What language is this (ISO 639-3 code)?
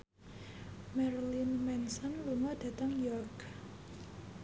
jav